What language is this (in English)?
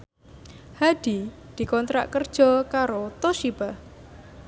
Javanese